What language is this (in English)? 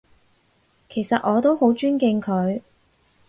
Cantonese